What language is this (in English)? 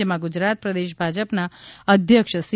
Gujarati